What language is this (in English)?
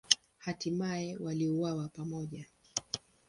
Swahili